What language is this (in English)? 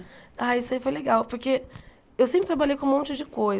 Portuguese